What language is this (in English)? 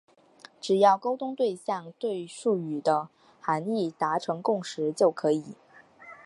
Chinese